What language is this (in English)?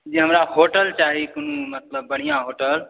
Maithili